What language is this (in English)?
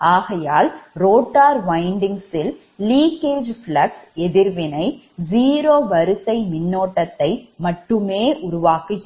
Tamil